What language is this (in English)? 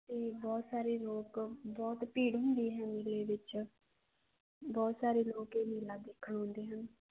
Punjabi